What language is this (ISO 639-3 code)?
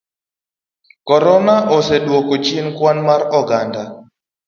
luo